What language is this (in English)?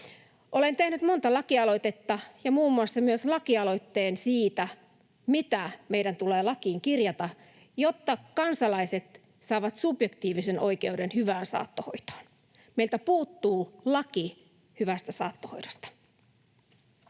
Finnish